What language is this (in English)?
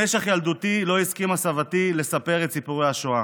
Hebrew